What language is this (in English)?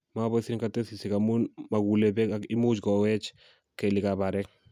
Kalenjin